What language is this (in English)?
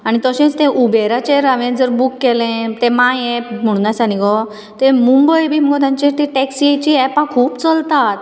Konkani